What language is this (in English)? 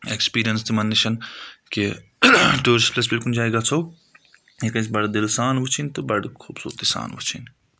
Kashmiri